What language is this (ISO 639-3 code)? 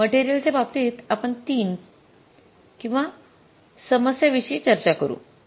mar